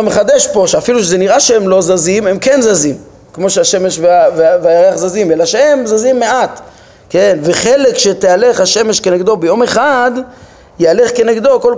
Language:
Hebrew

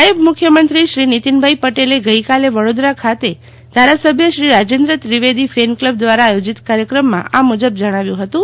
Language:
Gujarati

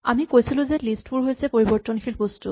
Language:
Assamese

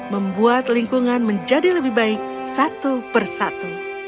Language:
Indonesian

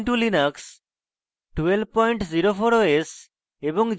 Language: Bangla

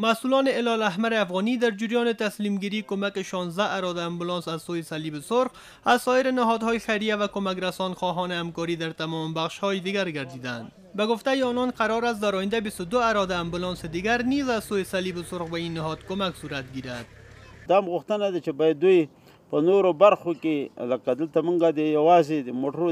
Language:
Persian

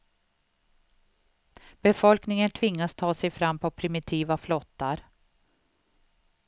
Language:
Swedish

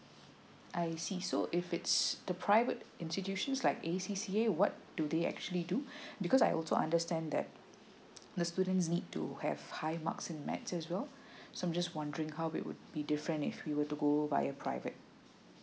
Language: English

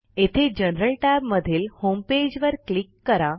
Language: Marathi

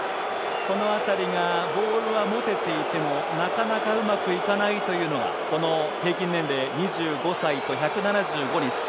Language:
Japanese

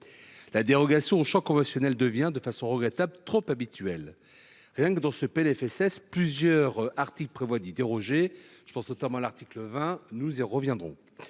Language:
French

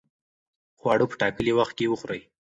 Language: Pashto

